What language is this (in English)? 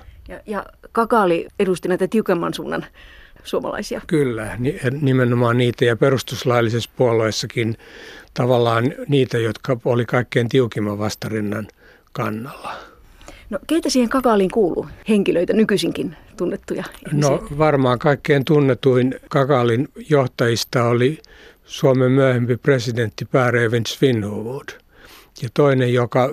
Finnish